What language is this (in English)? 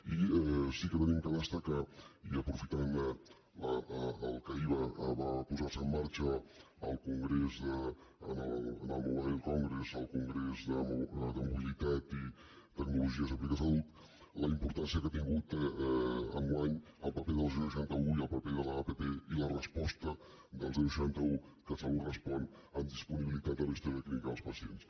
Catalan